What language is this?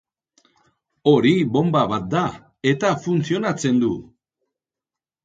Basque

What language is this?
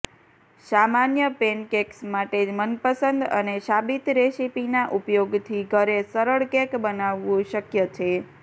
Gujarati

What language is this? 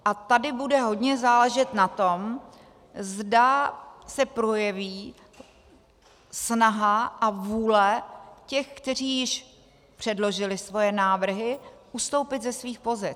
Czech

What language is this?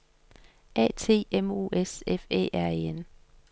Danish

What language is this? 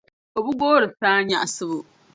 Dagbani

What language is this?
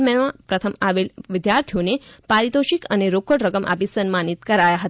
Gujarati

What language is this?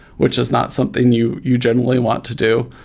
English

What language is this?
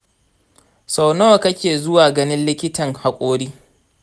Hausa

